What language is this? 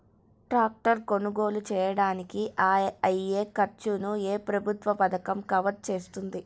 Telugu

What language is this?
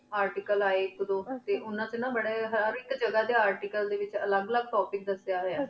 Punjabi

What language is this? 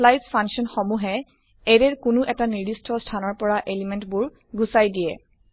Assamese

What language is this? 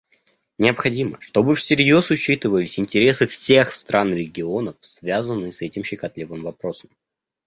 Russian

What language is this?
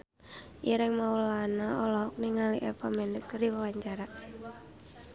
Sundanese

